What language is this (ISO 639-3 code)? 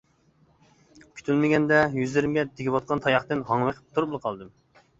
uig